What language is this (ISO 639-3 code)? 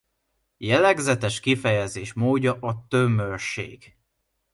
hun